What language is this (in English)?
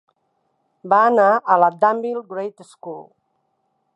Catalan